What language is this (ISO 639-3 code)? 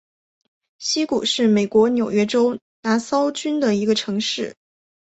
zho